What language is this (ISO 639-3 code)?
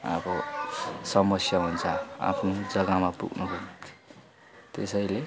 nep